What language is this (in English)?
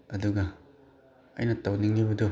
Manipuri